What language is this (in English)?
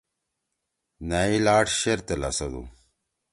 Torwali